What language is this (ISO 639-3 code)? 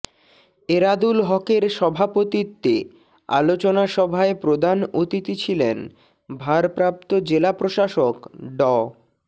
ben